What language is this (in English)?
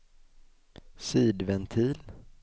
Swedish